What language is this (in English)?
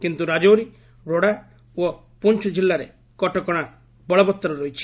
Odia